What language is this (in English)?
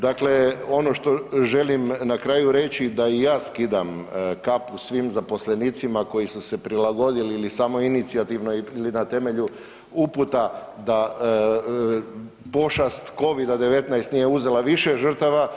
Croatian